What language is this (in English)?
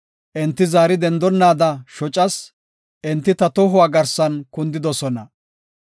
Gofa